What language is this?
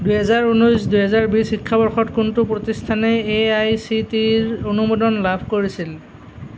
Assamese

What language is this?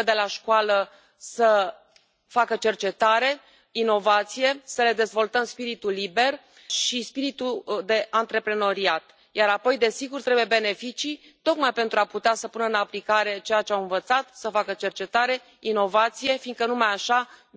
Romanian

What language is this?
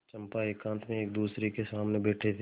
Hindi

